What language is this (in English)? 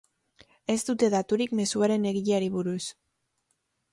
Basque